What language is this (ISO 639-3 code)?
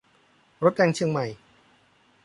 tha